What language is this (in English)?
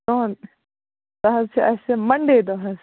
Kashmiri